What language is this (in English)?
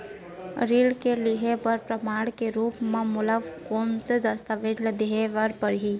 Chhattisgarhi